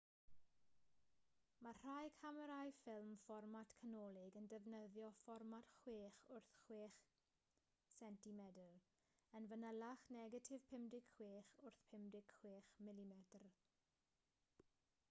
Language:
Welsh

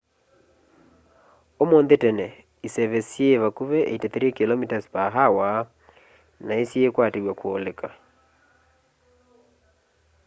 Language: Kamba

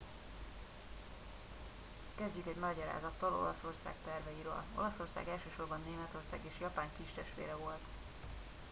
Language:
Hungarian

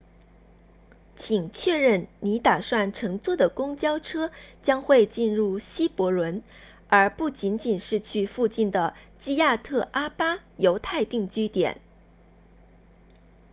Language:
Chinese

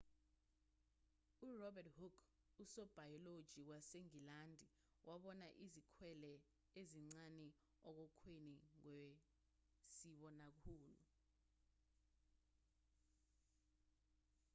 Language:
Zulu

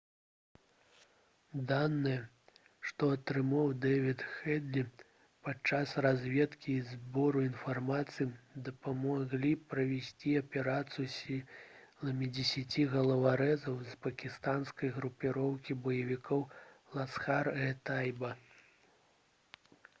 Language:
Belarusian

